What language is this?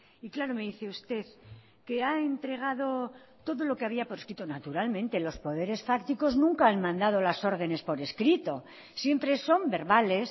Spanish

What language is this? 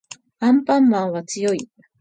Japanese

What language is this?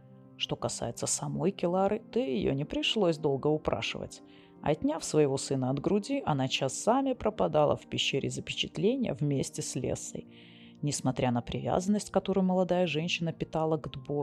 Russian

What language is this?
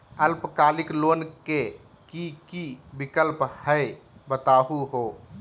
Magahi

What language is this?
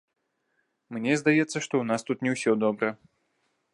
Belarusian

